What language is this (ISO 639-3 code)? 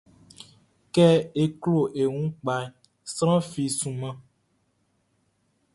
bci